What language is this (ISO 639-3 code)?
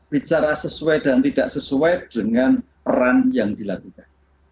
ind